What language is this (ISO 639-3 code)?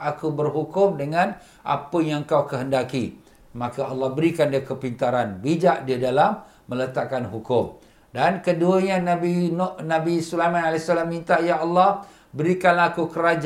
msa